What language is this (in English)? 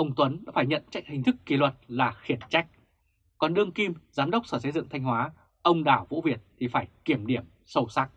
Vietnamese